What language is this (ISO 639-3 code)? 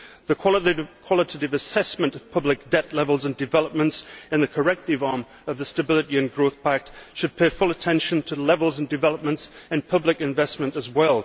eng